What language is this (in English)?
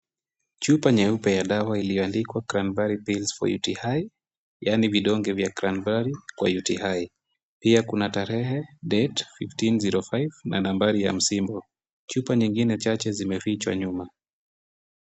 Swahili